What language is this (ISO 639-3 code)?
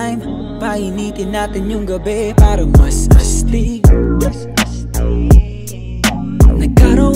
ara